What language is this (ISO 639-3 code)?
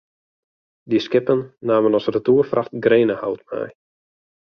fry